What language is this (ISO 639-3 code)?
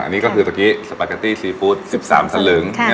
tha